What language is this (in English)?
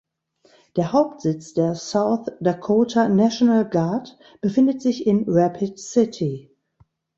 German